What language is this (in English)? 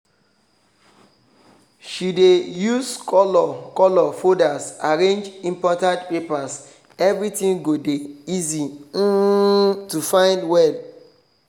Nigerian Pidgin